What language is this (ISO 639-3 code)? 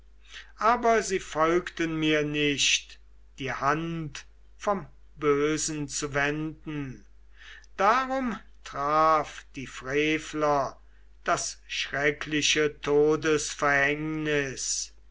deu